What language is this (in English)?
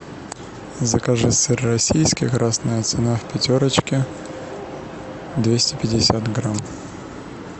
Russian